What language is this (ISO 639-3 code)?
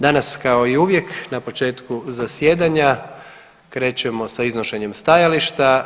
hrv